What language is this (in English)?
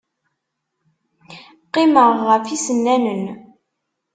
Kabyle